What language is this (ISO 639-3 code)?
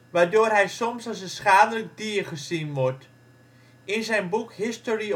nld